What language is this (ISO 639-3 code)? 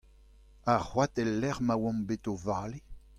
bre